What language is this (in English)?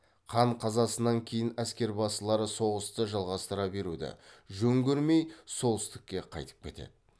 Kazakh